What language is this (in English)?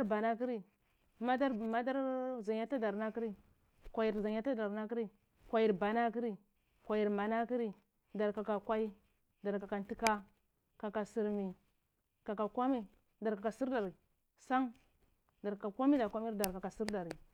Cibak